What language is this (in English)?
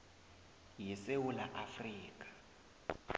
South Ndebele